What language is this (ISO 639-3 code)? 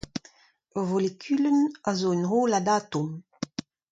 bre